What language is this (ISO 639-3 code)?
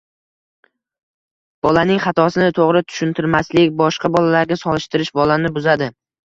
uzb